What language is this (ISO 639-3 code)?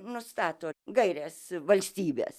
lit